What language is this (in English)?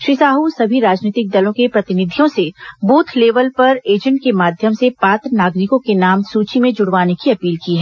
Hindi